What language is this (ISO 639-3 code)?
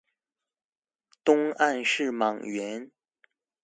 zho